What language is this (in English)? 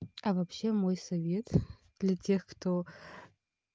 Russian